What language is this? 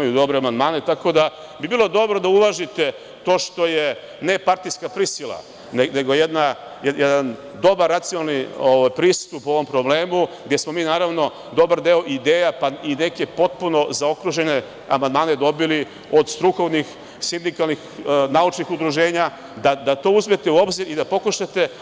Serbian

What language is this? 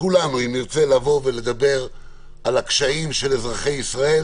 Hebrew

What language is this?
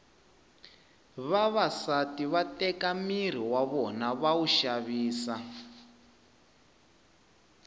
Tsonga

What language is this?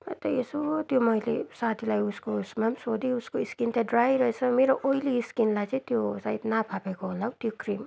Nepali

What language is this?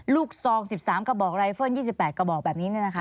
Thai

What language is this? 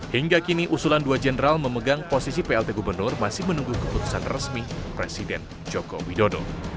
Indonesian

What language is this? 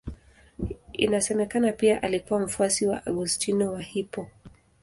Swahili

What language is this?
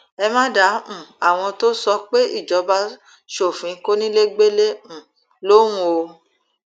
Yoruba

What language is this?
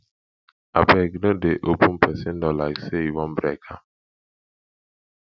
Nigerian Pidgin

